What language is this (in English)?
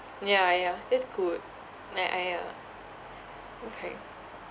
English